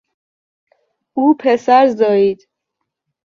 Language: Persian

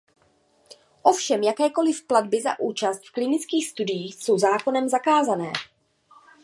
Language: Czech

